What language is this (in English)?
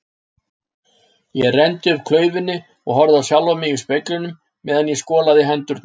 Icelandic